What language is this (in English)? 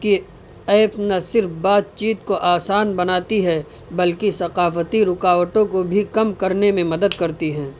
Urdu